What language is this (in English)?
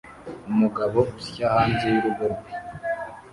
Kinyarwanda